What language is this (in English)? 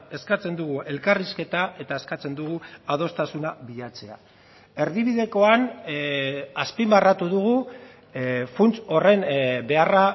Basque